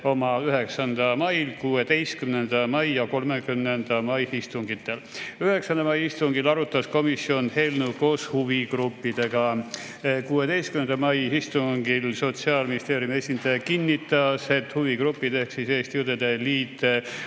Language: Estonian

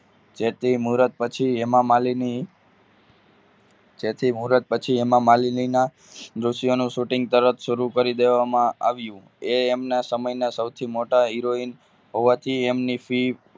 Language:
Gujarati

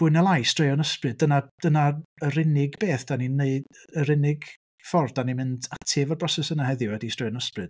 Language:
Welsh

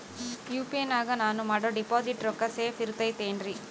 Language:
Kannada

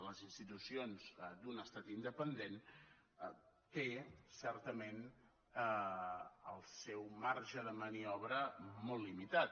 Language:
Catalan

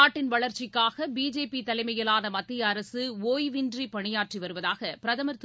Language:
Tamil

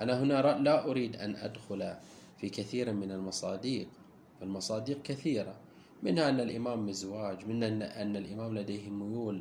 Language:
Arabic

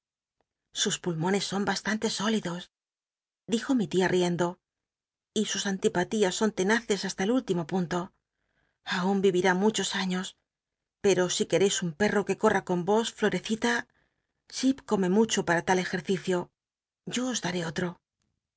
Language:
Spanish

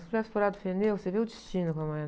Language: Portuguese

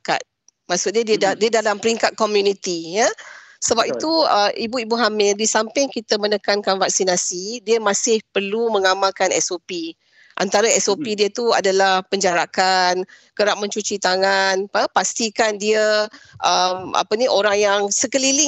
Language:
Malay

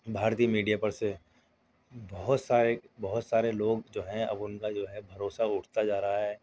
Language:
Urdu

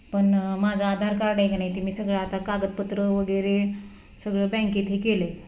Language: Marathi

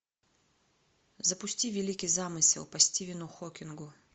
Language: Russian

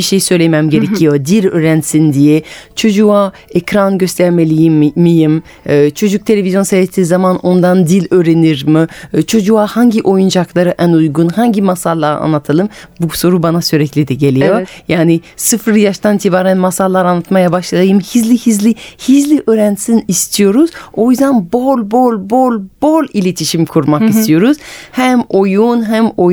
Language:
Turkish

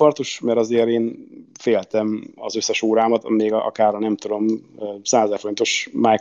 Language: Hungarian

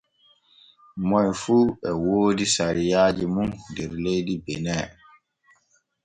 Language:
Borgu Fulfulde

